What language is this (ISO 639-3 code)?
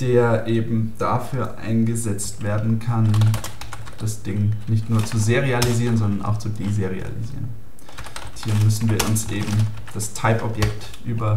deu